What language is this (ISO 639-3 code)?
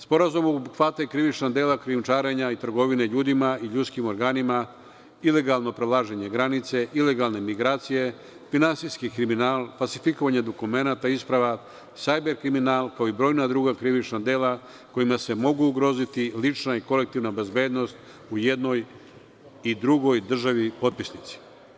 srp